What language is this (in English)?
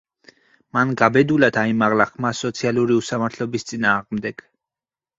Georgian